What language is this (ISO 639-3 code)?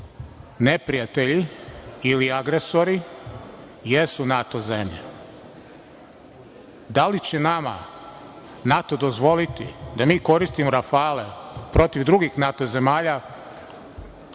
srp